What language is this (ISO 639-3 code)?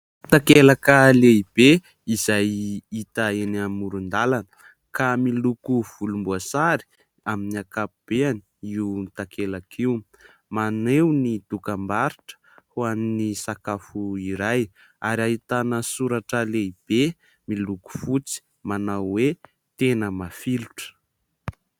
mlg